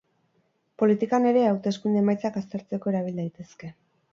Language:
Basque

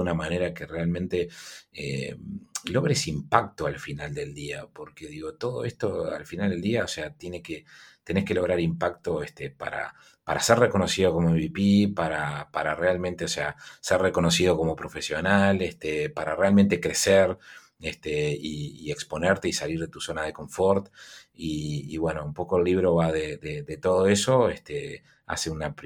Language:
Spanish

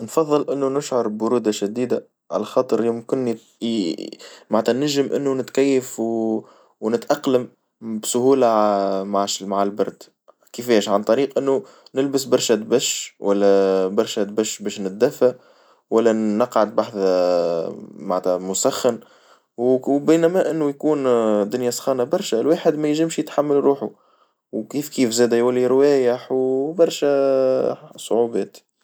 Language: Tunisian Arabic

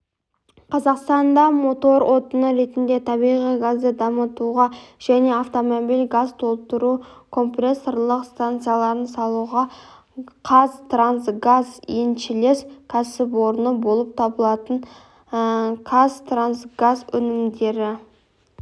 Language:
Kazakh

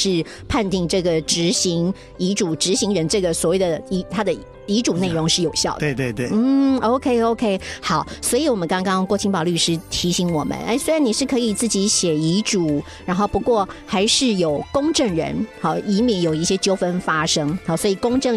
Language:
Chinese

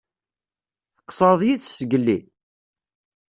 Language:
Kabyle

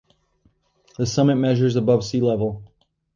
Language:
English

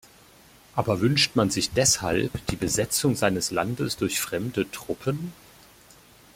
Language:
German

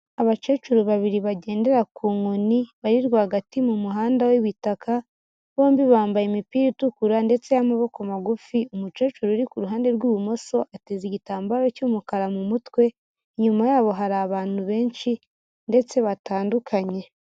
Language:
Kinyarwanda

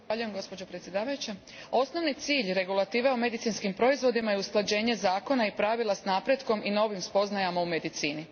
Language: Croatian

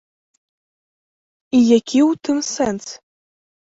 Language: Belarusian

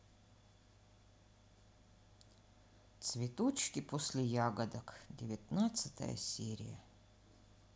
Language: Russian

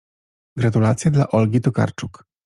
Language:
Polish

